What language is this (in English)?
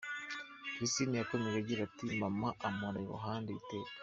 Kinyarwanda